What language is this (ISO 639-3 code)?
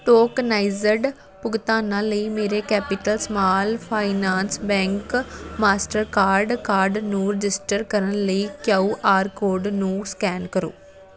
pan